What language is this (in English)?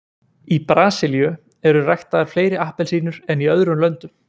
Icelandic